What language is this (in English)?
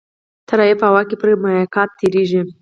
Pashto